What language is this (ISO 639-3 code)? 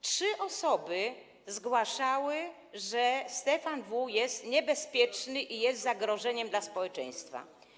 pol